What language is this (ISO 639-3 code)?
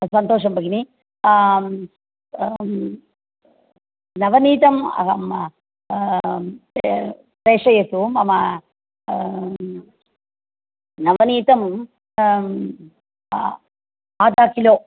san